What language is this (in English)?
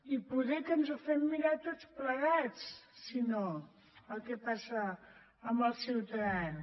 Catalan